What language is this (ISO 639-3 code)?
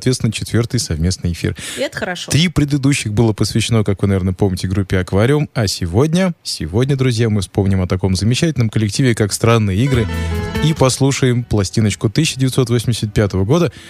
rus